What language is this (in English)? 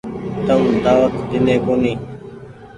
Goaria